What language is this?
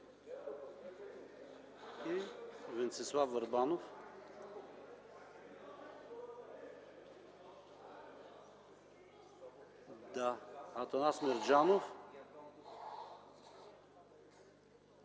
Bulgarian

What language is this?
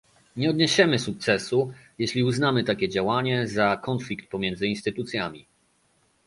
Polish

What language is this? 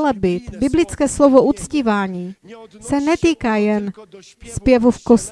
Czech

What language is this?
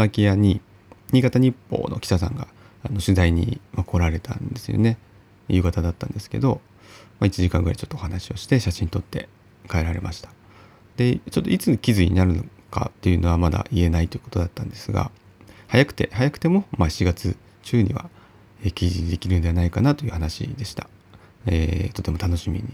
Japanese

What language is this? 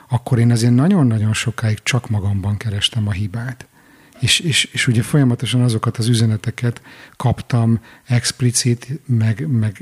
Hungarian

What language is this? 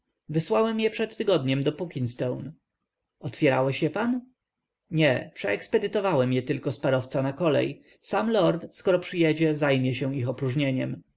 Polish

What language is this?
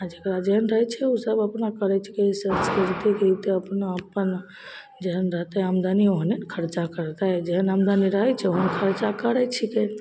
Maithili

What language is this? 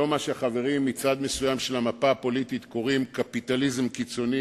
Hebrew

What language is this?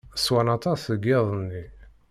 Kabyle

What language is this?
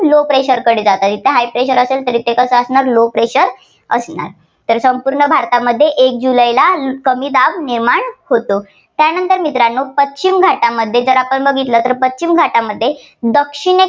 Marathi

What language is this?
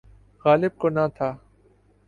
Urdu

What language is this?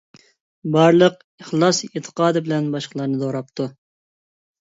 Uyghur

